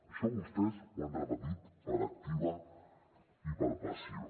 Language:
Catalan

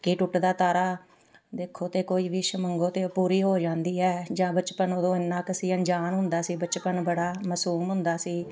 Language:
Punjabi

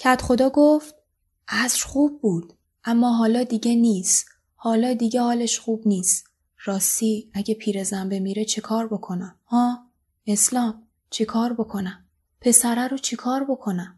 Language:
Persian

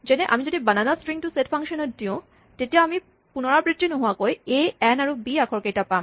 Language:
Assamese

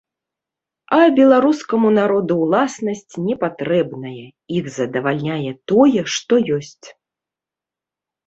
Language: Belarusian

